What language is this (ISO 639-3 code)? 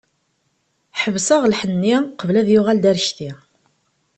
kab